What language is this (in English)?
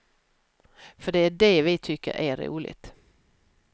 Swedish